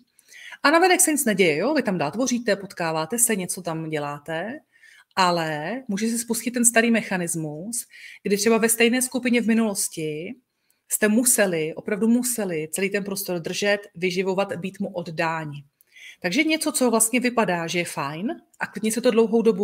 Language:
Czech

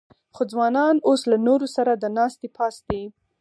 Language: Pashto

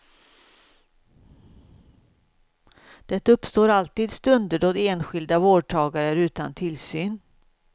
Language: Swedish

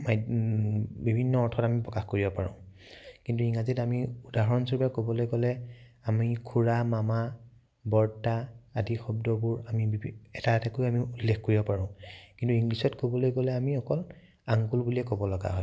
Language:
Assamese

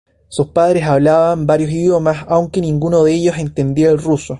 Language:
Spanish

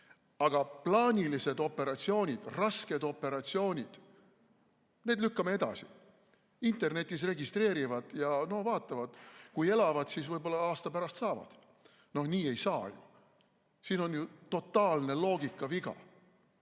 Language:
Estonian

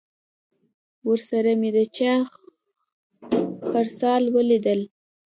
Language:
Pashto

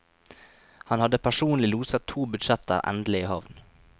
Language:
Norwegian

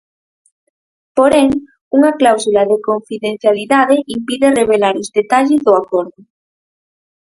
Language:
Galician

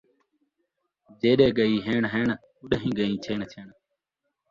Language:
Saraiki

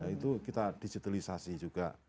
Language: Indonesian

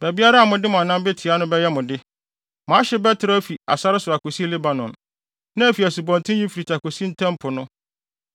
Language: Akan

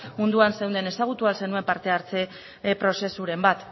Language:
Basque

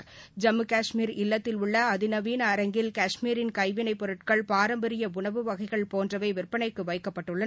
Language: Tamil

